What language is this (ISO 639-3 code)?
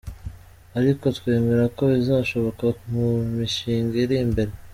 kin